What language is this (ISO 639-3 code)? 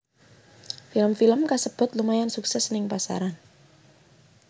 jav